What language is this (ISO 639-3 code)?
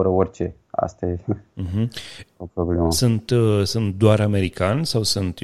ron